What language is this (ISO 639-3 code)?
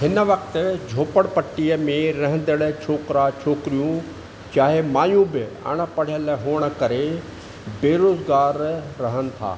snd